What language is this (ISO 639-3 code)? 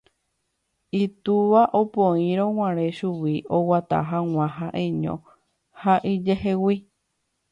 grn